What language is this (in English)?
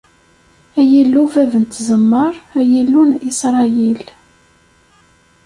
Kabyle